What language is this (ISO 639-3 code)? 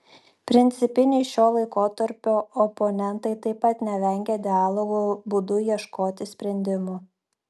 lit